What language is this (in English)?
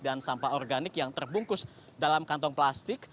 Indonesian